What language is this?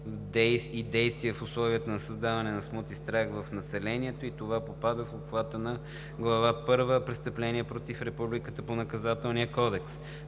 Bulgarian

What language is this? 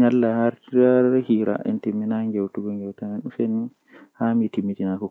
Western Niger Fulfulde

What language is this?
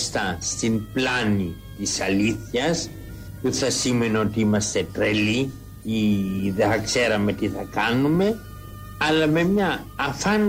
Greek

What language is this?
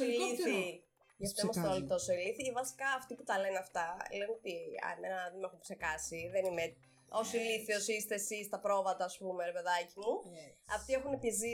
Greek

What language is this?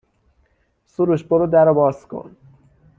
Persian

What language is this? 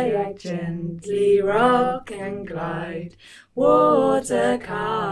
English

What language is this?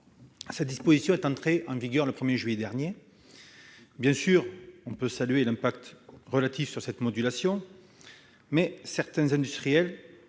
French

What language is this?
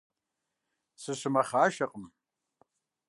Kabardian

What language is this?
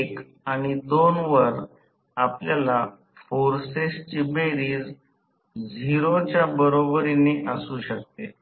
Marathi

